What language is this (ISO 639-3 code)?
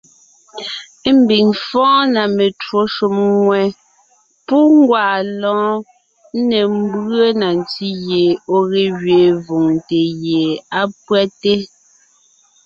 nnh